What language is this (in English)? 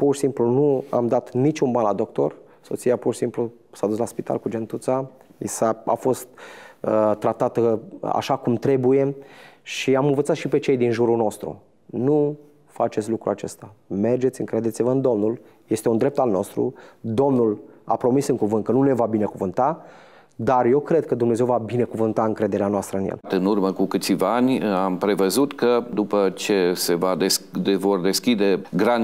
Romanian